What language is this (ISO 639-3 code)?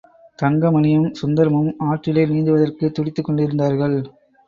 tam